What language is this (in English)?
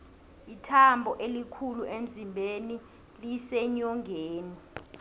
South Ndebele